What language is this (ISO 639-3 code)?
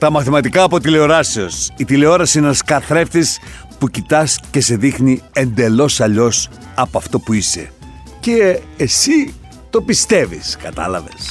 ell